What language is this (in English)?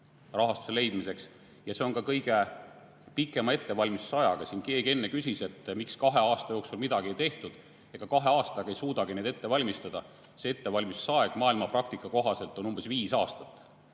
Estonian